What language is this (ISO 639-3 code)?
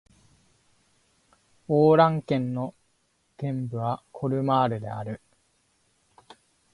jpn